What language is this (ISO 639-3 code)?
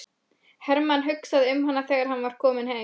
isl